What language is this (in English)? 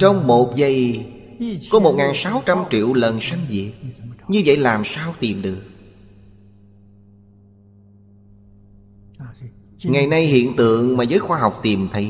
Vietnamese